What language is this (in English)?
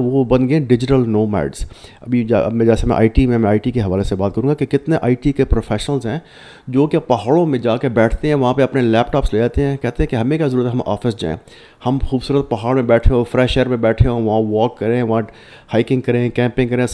Urdu